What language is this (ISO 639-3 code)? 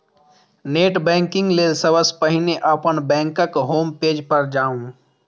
mai